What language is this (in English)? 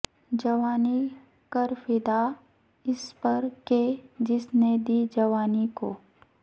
Urdu